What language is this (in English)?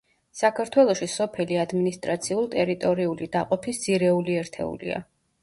Georgian